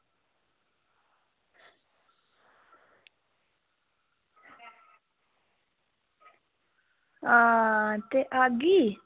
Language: Dogri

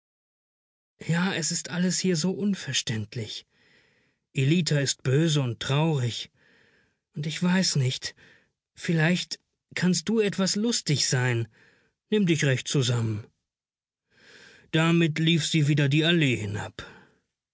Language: German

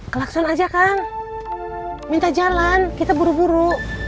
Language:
Indonesian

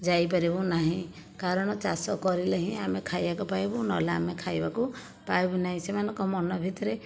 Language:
Odia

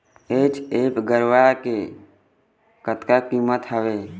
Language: Chhattisgarhi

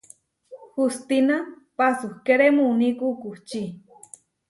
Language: Huarijio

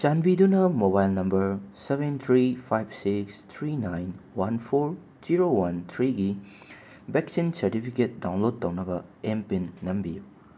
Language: Manipuri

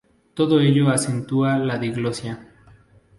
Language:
Spanish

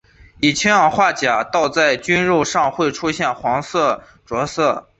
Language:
Chinese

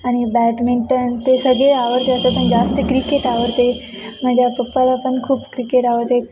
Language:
Marathi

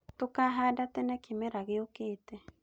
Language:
Kikuyu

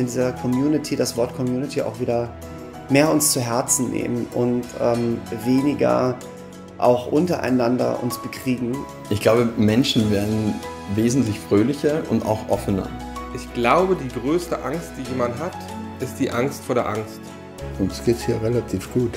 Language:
German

